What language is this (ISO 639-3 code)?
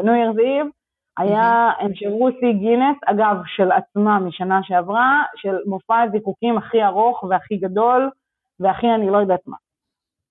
heb